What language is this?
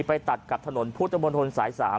Thai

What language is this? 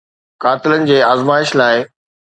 Sindhi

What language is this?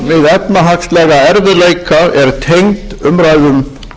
Icelandic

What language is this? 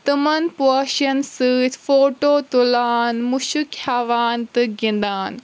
Kashmiri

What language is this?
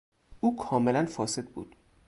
Persian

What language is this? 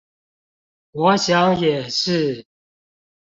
Chinese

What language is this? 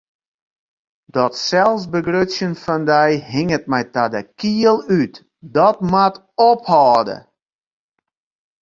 Western Frisian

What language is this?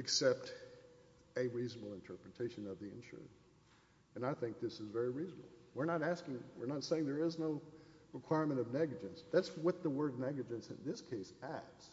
English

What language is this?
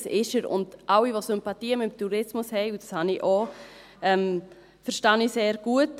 Swiss German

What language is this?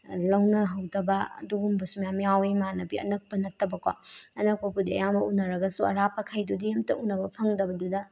Manipuri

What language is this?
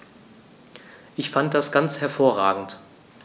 German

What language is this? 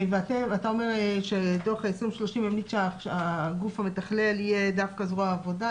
Hebrew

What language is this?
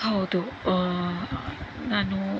Kannada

